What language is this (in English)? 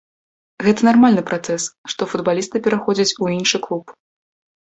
Belarusian